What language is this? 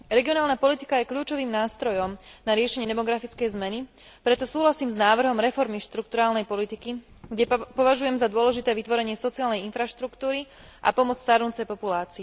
Slovak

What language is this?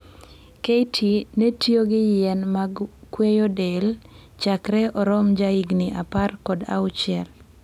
Luo (Kenya and Tanzania)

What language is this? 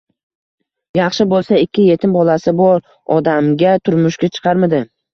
Uzbek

